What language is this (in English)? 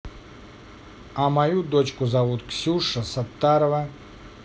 Russian